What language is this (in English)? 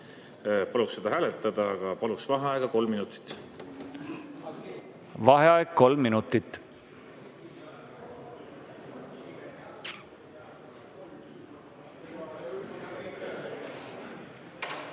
Estonian